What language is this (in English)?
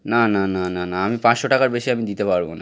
Bangla